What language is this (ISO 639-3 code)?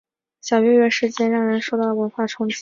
zho